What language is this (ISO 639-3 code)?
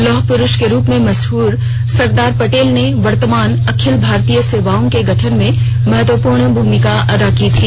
hin